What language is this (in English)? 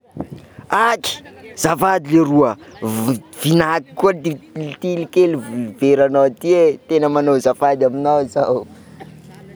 Sakalava Malagasy